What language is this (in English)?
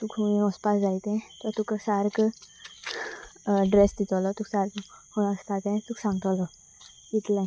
Konkani